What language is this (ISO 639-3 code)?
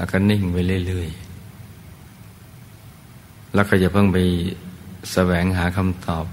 tha